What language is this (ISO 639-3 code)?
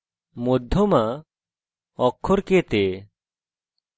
ben